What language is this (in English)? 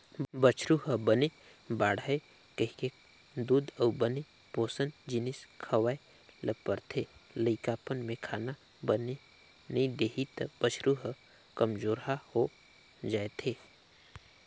Chhattisgarhi